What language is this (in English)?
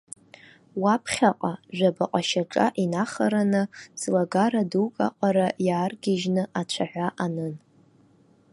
Abkhazian